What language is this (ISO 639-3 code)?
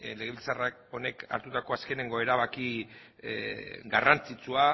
eus